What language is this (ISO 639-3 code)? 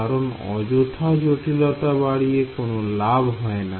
ben